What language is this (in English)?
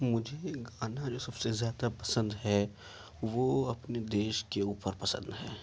Urdu